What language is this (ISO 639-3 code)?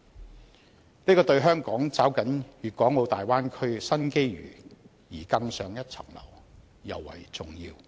yue